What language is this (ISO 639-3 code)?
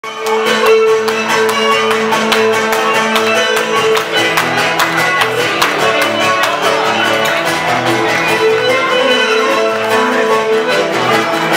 ron